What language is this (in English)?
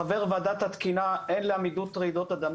Hebrew